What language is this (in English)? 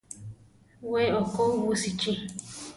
Central Tarahumara